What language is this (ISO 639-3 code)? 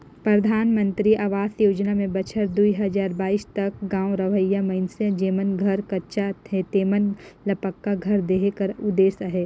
hne